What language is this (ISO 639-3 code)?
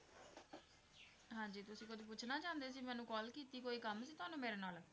pan